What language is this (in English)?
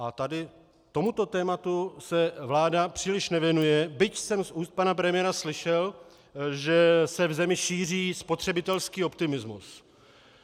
Czech